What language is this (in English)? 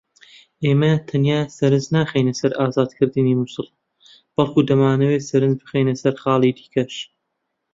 Central Kurdish